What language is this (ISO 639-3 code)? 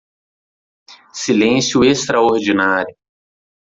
por